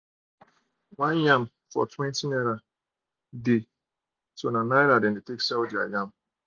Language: Nigerian Pidgin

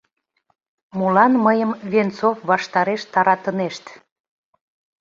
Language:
Mari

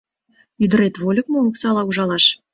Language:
Mari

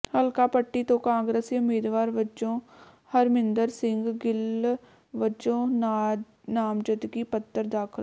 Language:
Punjabi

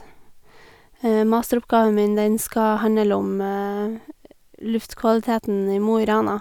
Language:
Norwegian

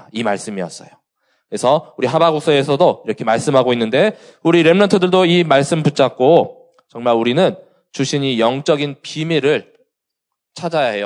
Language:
Korean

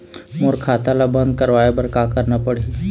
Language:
Chhattisgarhi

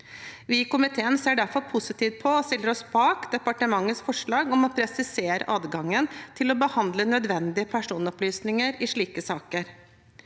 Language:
Norwegian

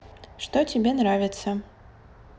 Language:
Russian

